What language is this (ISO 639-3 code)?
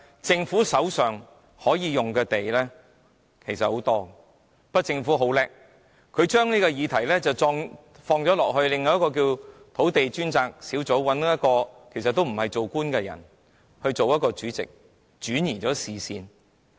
yue